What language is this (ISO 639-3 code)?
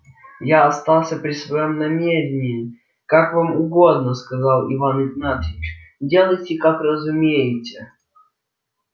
rus